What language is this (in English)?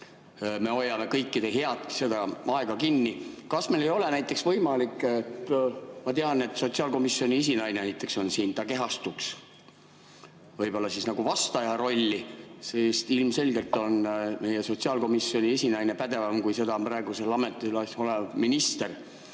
Estonian